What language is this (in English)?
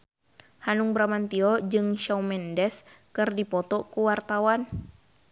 Sundanese